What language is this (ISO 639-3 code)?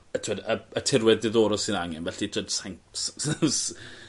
cym